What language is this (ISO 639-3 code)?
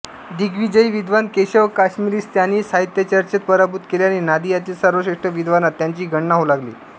mar